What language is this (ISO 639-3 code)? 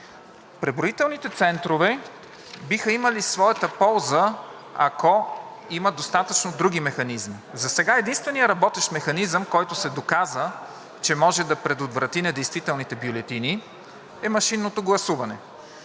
bul